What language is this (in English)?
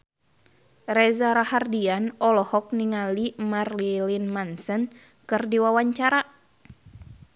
Sundanese